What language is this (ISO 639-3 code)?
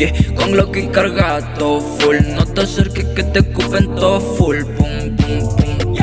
spa